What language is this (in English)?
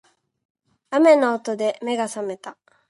Japanese